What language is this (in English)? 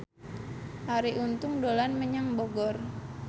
Javanese